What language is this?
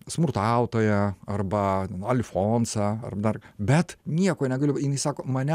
Lithuanian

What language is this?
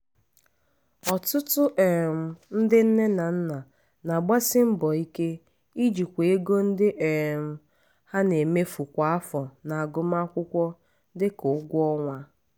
Igbo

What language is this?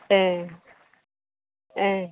Bodo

